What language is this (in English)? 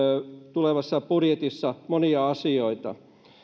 Finnish